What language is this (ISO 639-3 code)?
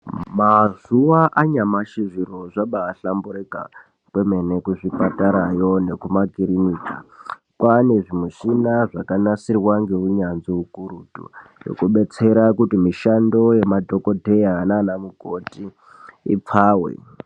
ndc